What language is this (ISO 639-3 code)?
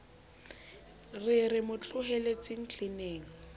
sot